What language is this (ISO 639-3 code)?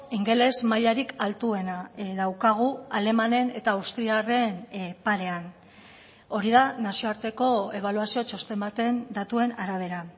eus